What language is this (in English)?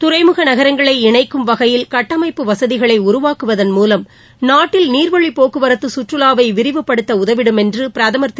Tamil